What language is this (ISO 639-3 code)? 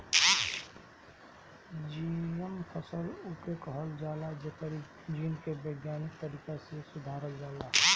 bho